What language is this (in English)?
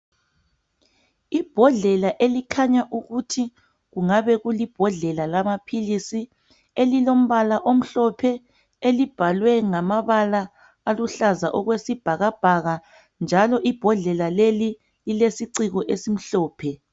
North Ndebele